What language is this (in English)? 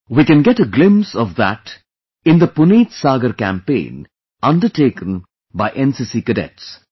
English